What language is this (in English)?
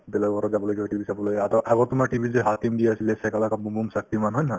Assamese